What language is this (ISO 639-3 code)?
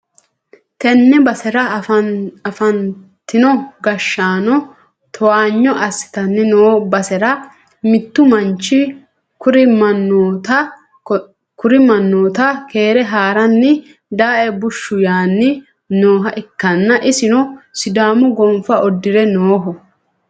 sid